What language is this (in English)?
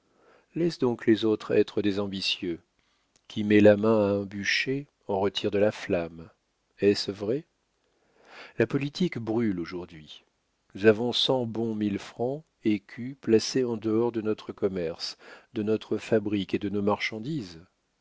French